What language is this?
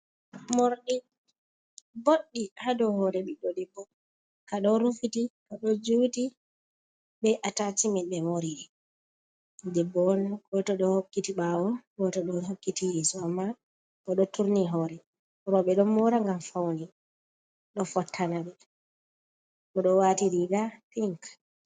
Fula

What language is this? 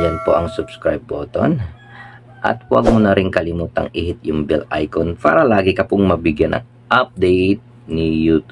Filipino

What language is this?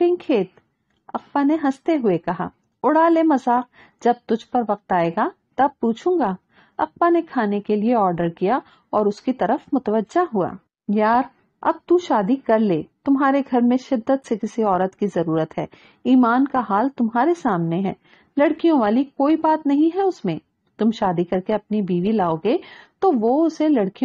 Hindi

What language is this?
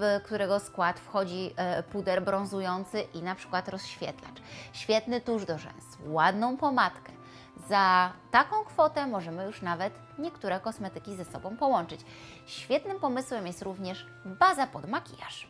Polish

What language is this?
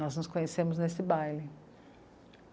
Portuguese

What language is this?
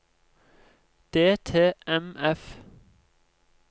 Norwegian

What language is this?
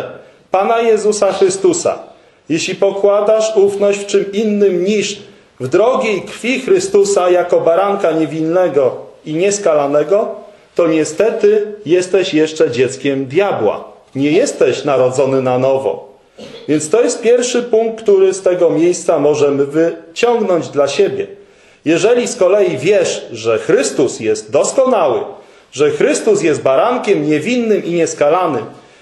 Polish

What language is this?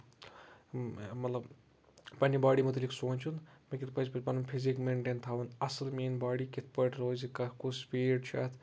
Kashmiri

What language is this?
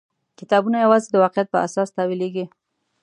Pashto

